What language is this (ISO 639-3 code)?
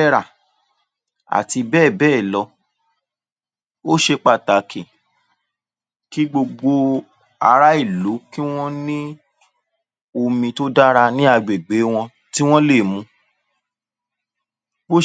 yor